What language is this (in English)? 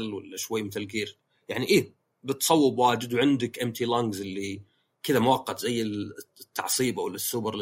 Arabic